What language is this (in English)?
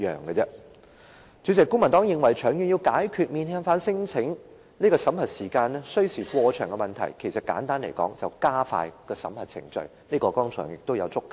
Cantonese